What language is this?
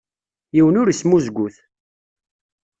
Kabyle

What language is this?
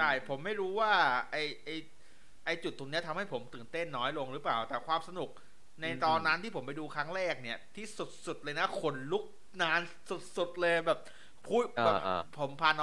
Thai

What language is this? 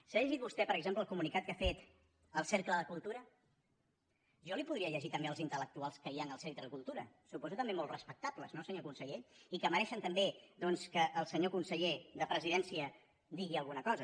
Catalan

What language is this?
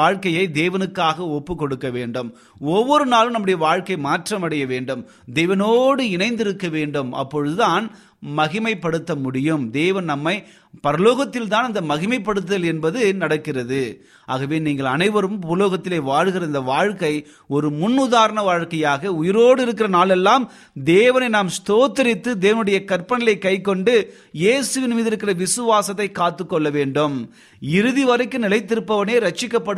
Tamil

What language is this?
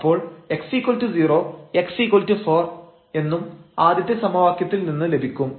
Malayalam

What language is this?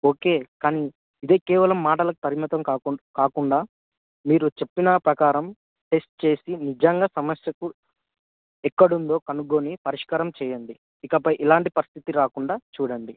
Telugu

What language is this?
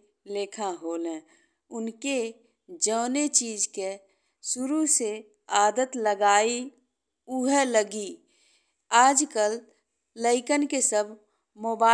Bhojpuri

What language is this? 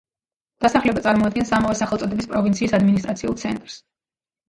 Georgian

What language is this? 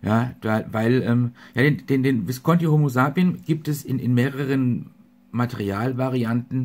German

